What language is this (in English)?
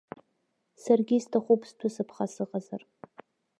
Abkhazian